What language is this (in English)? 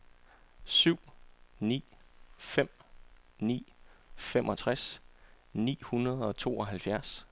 Danish